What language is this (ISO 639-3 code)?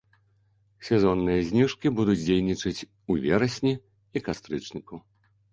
bel